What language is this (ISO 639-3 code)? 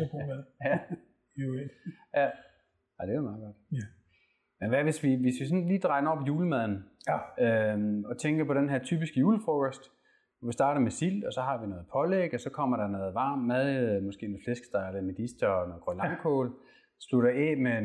dan